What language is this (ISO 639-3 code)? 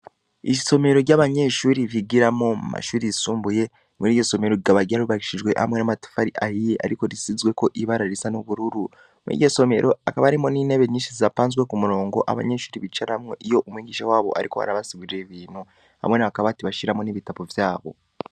run